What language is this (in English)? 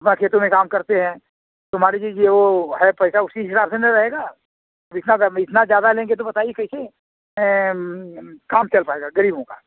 Hindi